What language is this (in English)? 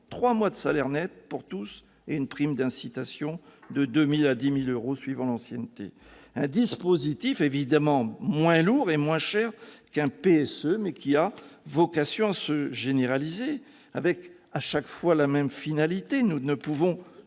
French